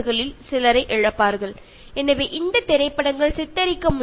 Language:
Malayalam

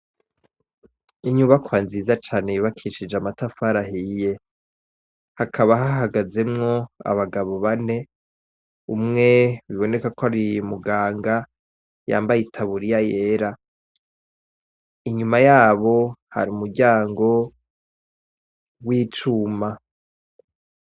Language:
Rundi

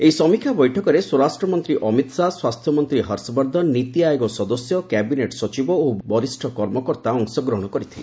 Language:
Odia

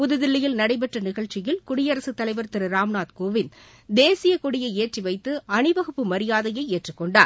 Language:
Tamil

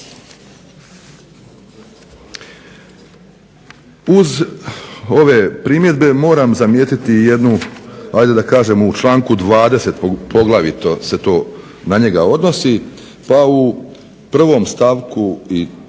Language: Croatian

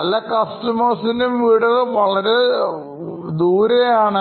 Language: Malayalam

